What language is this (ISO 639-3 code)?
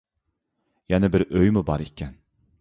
uig